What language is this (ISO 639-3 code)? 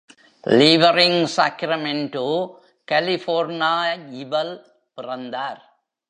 tam